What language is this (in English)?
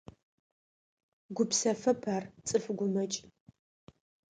Adyghe